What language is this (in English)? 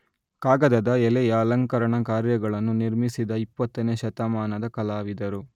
Kannada